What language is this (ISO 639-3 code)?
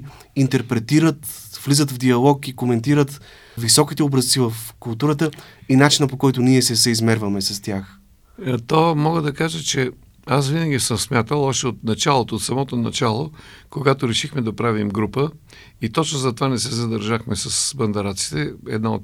bul